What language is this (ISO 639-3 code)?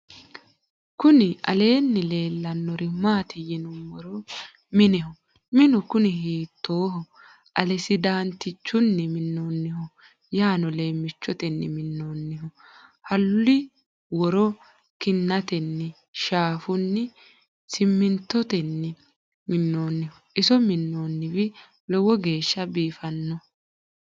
sid